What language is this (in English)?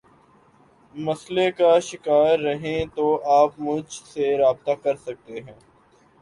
Urdu